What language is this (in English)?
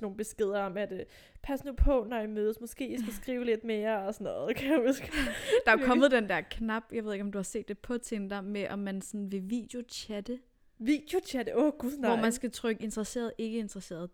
Danish